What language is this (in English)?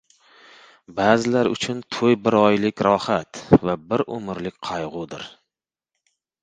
Uzbek